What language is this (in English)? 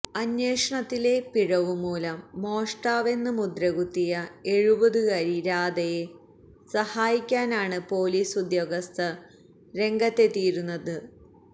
Malayalam